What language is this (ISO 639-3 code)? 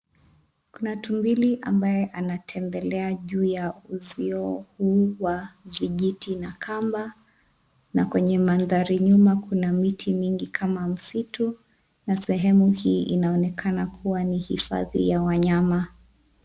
swa